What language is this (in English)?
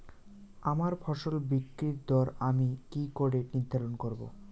Bangla